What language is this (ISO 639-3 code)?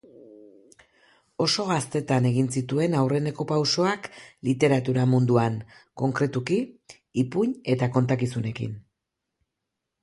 eus